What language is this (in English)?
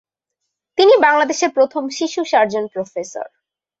Bangla